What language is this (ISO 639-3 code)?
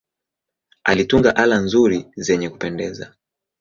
swa